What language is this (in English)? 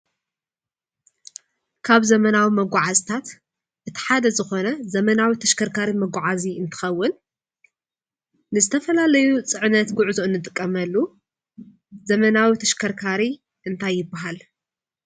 Tigrinya